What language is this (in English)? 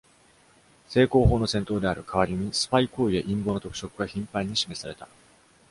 Japanese